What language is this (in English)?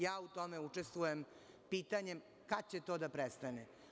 Serbian